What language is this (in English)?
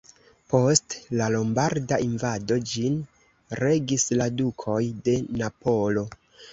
Esperanto